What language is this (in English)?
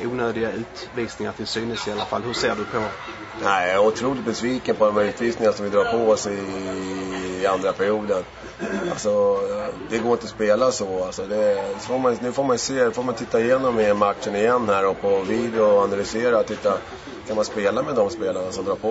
Swedish